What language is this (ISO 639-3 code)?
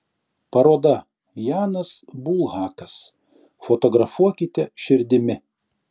lit